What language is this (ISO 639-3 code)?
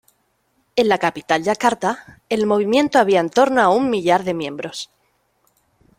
spa